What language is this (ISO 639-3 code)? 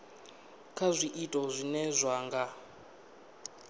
ven